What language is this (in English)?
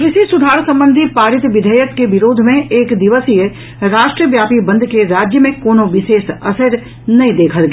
Maithili